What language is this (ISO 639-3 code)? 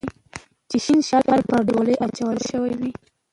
pus